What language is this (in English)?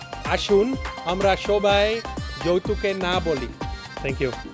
Bangla